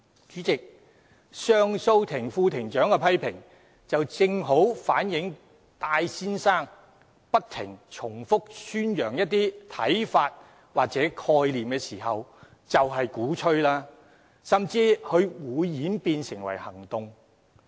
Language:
Cantonese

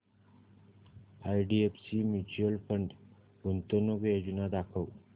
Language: Marathi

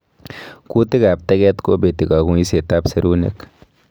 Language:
Kalenjin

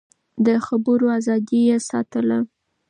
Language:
Pashto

